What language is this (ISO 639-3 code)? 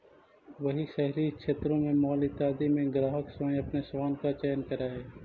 mag